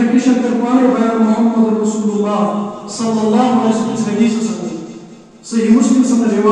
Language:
Arabic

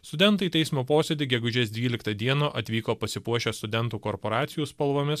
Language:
Lithuanian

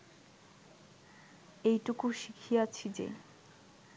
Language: Bangla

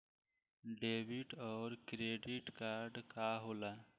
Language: Bhojpuri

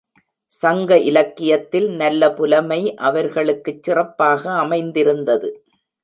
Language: Tamil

